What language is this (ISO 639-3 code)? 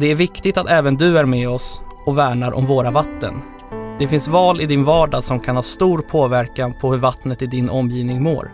swe